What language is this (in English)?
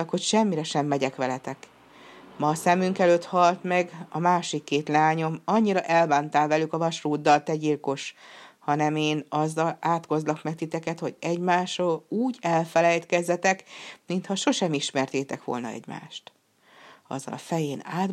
Hungarian